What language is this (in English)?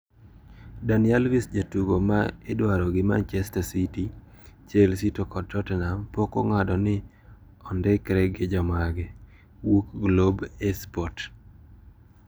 Luo (Kenya and Tanzania)